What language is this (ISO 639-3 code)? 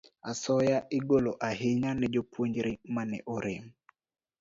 luo